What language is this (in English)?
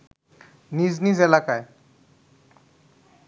Bangla